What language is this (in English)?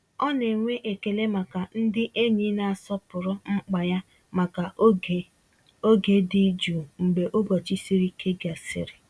Igbo